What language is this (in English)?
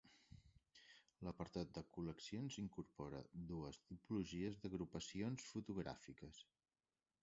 Catalan